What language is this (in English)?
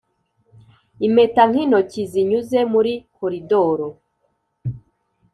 Kinyarwanda